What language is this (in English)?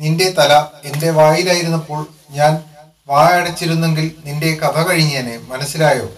Malayalam